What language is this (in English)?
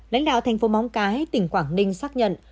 Vietnamese